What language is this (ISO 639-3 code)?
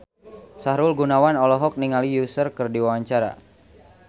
sun